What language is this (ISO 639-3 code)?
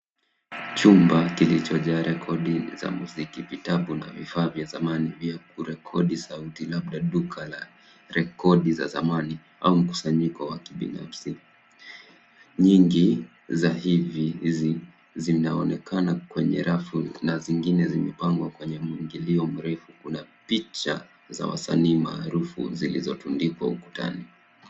swa